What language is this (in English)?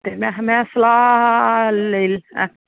Dogri